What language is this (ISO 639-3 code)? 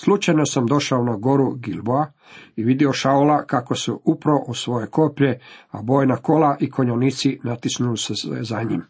hrv